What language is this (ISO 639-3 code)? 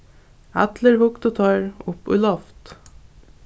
fao